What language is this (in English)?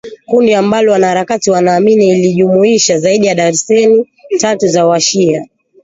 Swahili